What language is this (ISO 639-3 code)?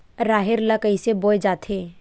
hne